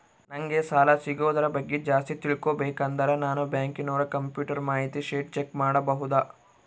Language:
Kannada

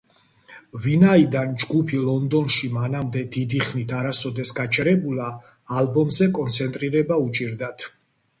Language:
Georgian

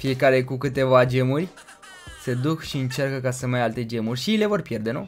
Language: Romanian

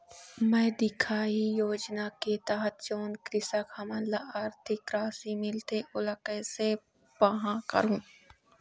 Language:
Chhattisgarhi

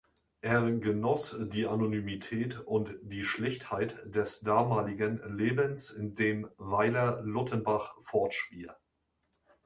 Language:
German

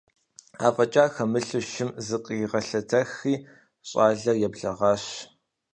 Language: Kabardian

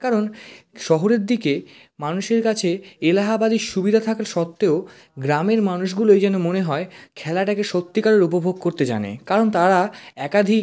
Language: Bangla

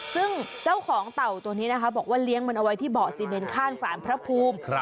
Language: Thai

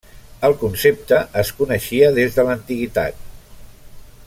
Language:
Catalan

